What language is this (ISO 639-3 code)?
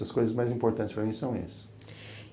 por